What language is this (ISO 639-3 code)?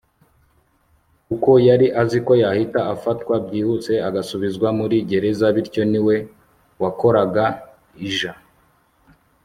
kin